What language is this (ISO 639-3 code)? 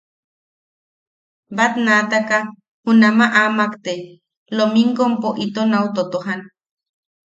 yaq